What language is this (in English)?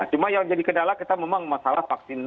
Indonesian